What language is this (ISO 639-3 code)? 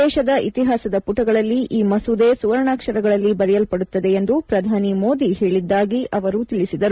kan